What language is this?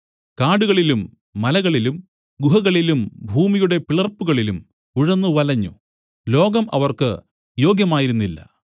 Malayalam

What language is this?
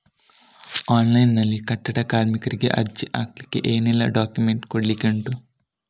Kannada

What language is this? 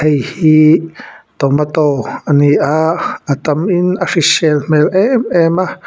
Mizo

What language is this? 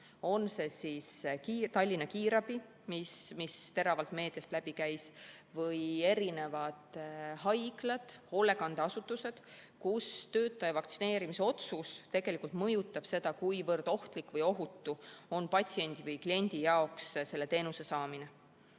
Estonian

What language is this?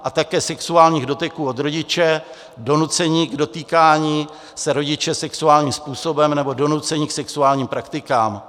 Czech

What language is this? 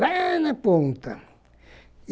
Portuguese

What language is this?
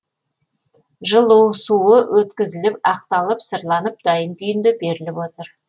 Kazakh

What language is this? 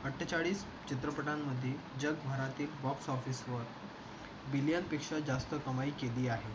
Marathi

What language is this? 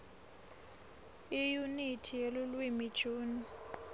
Swati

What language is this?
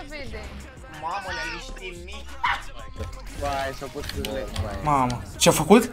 Romanian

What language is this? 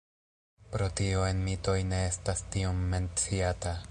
Esperanto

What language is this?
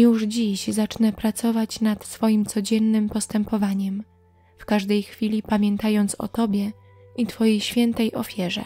Polish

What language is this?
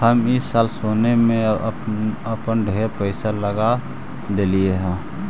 Magahi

